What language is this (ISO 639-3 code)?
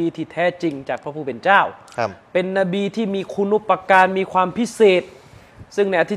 tha